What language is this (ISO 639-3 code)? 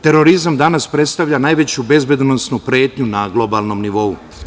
srp